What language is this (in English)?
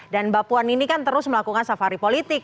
Indonesian